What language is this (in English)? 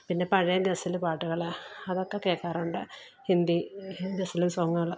Malayalam